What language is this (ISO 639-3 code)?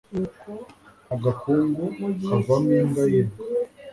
kin